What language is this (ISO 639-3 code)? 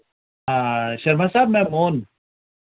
doi